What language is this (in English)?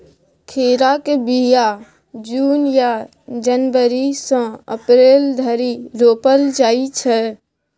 Maithili